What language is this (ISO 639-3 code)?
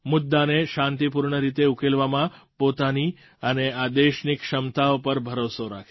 guj